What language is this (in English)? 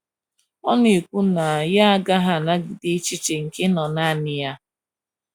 Igbo